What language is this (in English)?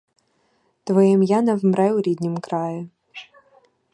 Ukrainian